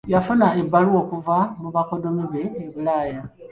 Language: Ganda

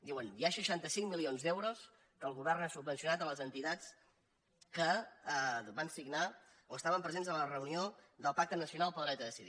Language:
Catalan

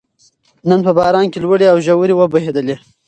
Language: Pashto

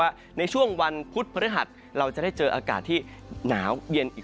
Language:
Thai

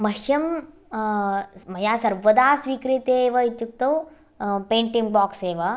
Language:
Sanskrit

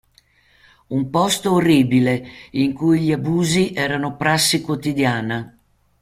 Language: Italian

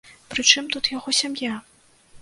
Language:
Belarusian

